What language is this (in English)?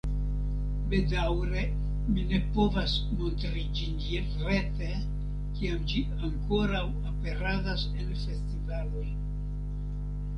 Esperanto